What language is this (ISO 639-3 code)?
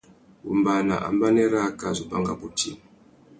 bag